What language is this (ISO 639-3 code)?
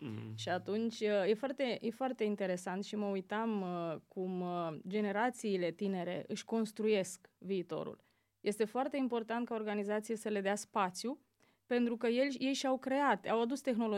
ron